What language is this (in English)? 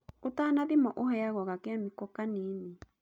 Kikuyu